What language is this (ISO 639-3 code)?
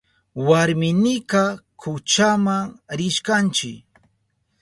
qup